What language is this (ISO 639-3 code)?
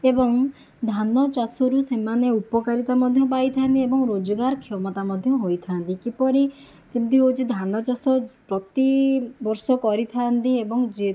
ori